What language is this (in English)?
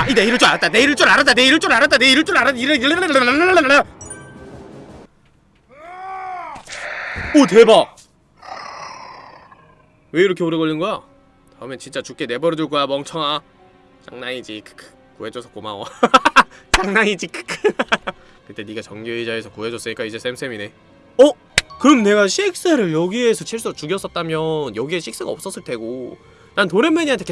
Korean